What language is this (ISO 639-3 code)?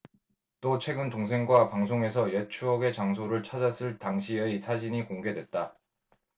kor